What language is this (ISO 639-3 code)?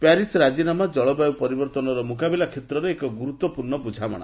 ori